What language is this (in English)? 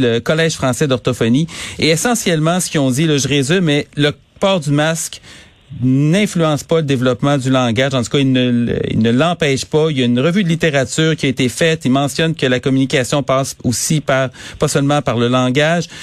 French